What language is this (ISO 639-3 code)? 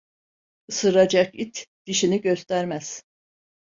tur